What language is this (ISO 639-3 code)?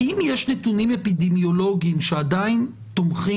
heb